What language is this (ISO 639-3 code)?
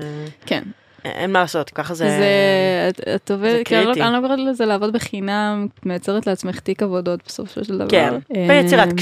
heb